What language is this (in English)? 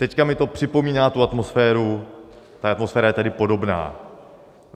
Czech